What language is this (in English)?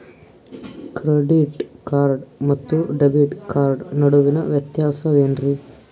Kannada